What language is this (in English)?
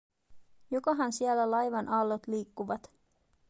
Finnish